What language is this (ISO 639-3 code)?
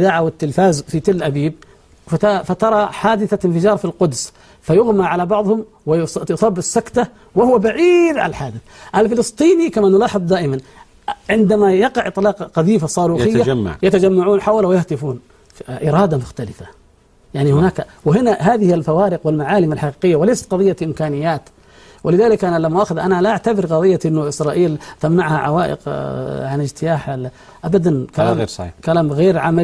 ara